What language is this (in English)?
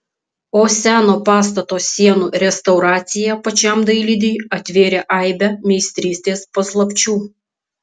Lithuanian